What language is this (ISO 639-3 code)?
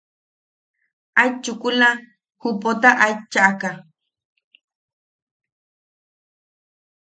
yaq